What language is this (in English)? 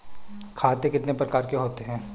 Hindi